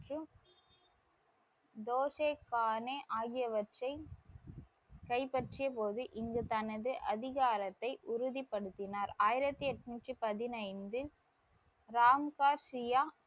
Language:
Tamil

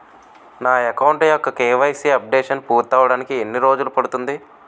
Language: Telugu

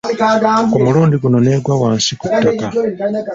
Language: Ganda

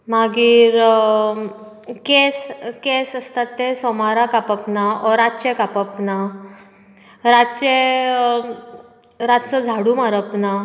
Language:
Konkani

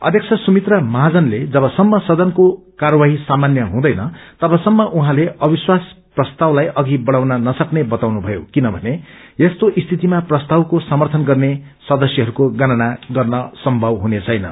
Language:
Nepali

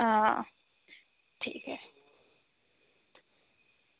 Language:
Dogri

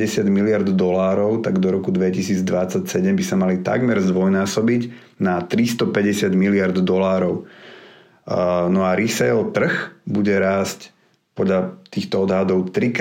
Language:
Slovak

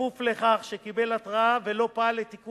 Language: Hebrew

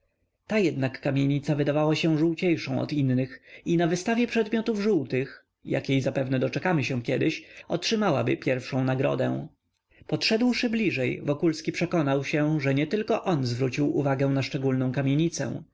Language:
Polish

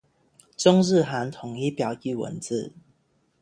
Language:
Chinese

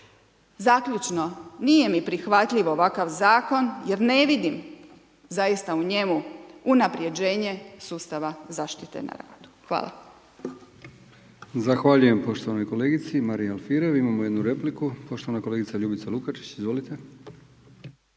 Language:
Croatian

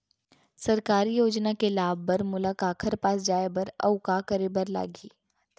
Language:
Chhattisgarhi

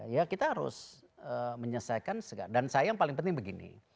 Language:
Indonesian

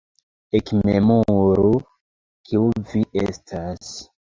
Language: Esperanto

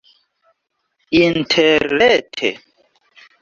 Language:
Esperanto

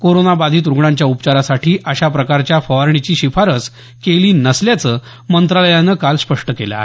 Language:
Marathi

